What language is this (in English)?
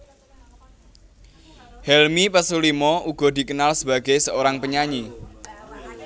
Javanese